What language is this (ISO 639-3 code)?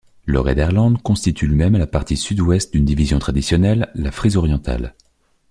fra